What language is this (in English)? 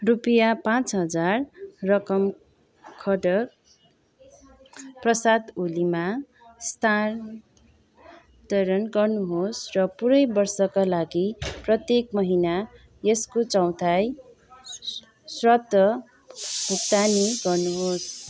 Nepali